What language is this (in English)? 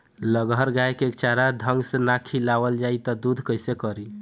Bhojpuri